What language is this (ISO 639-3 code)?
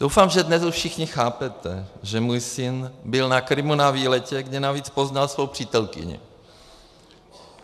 ces